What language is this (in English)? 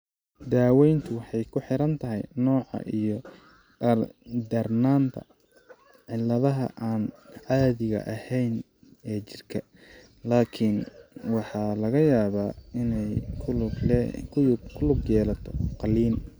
Somali